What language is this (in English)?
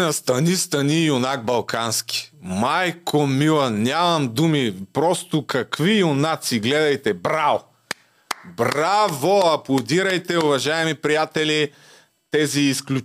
Bulgarian